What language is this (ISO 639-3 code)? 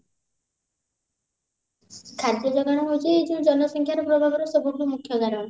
ori